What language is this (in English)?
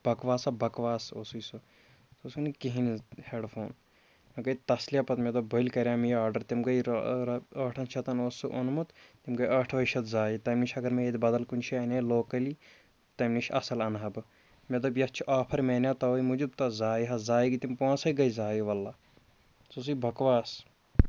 Kashmiri